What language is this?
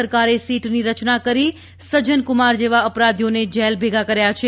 Gujarati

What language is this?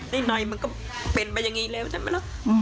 Thai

